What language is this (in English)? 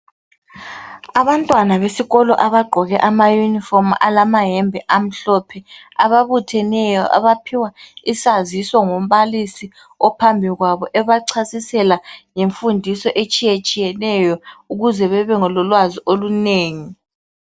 North Ndebele